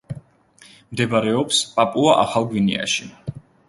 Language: Georgian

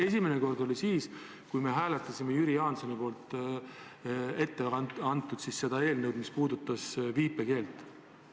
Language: Estonian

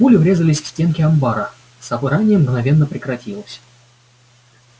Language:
Russian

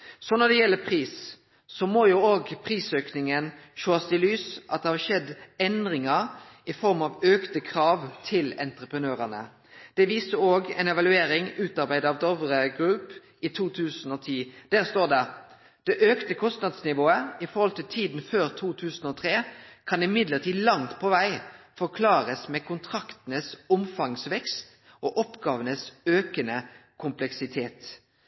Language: Norwegian Nynorsk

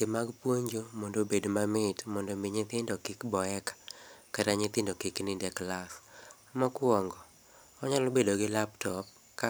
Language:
Luo (Kenya and Tanzania)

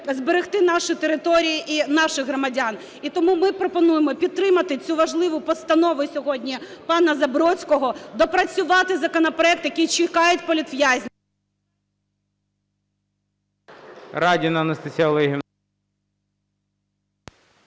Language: Ukrainian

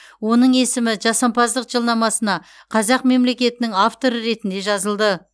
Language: Kazakh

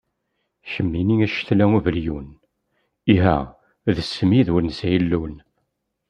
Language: Kabyle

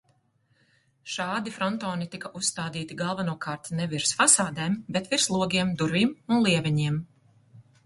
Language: Latvian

